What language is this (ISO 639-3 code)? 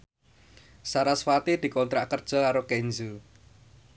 jav